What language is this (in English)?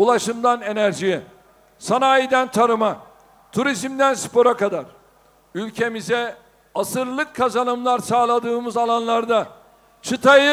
Turkish